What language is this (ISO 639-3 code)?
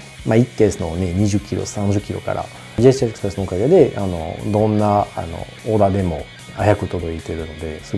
jpn